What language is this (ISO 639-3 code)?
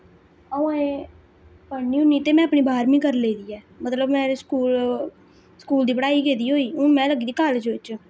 doi